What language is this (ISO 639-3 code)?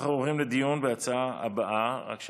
heb